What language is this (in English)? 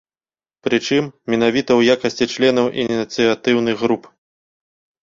Belarusian